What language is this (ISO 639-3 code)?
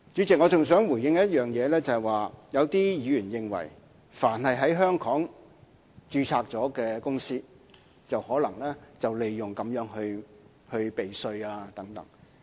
yue